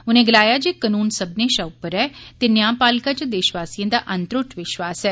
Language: Dogri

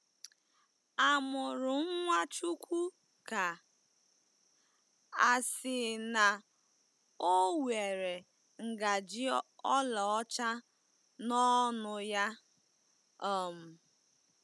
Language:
Igbo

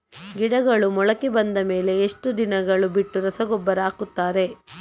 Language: Kannada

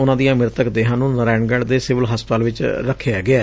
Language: Punjabi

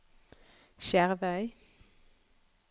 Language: Norwegian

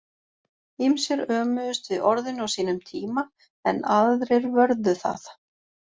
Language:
Icelandic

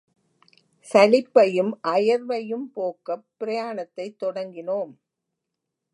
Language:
Tamil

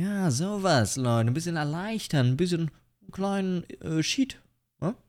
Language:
German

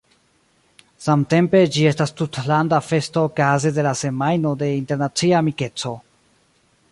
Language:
Esperanto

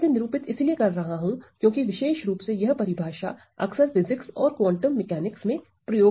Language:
Hindi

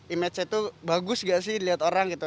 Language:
Indonesian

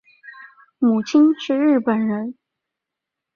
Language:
Chinese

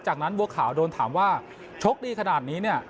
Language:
Thai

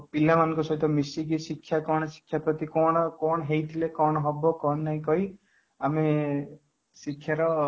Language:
Odia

